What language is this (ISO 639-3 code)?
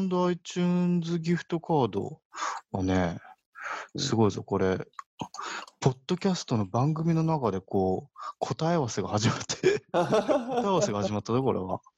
jpn